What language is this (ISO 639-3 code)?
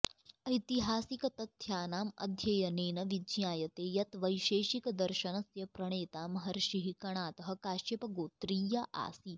san